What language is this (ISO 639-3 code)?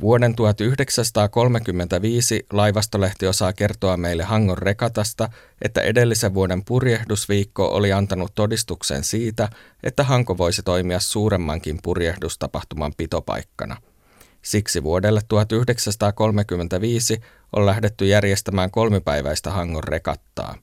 fin